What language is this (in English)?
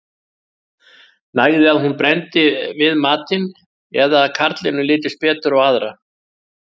Icelandic